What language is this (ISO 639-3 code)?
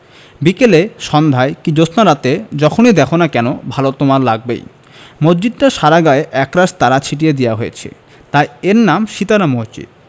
ben